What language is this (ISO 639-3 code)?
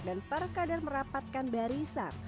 ind